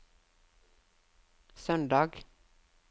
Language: Norwegian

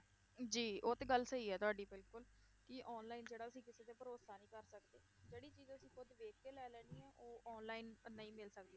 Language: Punjabi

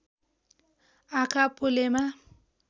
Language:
Nepali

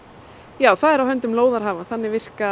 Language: Icelandic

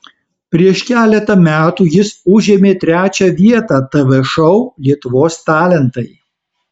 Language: Lithuanian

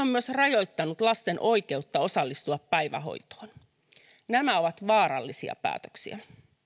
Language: Finnish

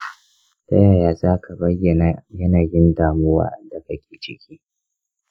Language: Hausa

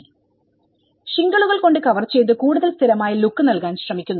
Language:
Malayalam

